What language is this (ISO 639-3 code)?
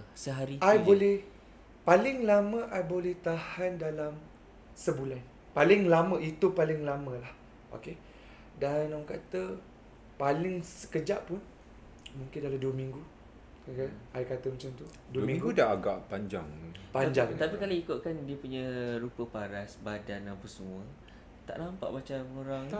msa